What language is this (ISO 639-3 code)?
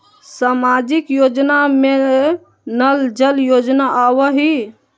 mag